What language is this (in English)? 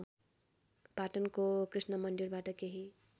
Nepali